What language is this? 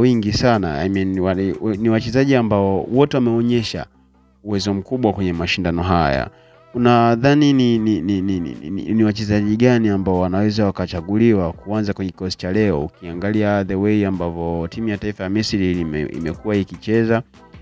Swahili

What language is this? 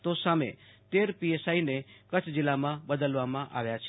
Gujarati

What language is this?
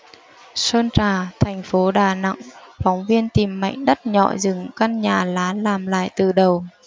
Vietnamese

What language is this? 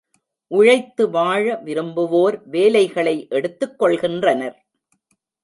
Tamil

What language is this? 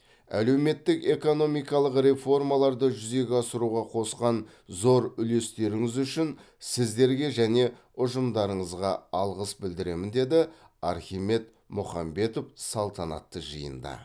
Kazakh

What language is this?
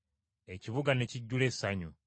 Ganda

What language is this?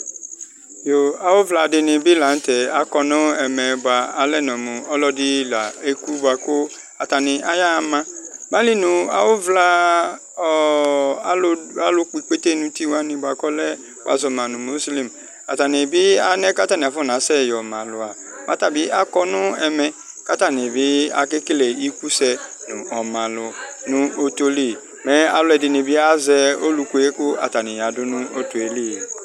Ikposo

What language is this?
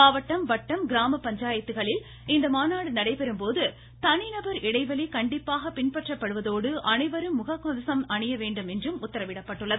Tamil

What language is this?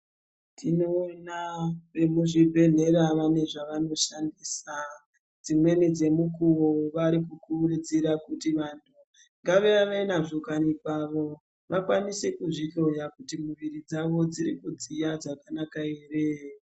Ndau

